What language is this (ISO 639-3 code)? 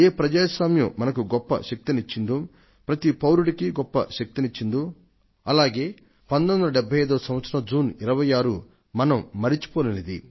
tel